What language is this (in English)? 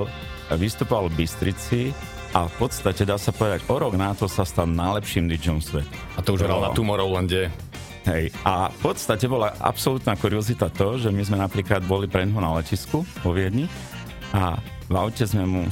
Slovak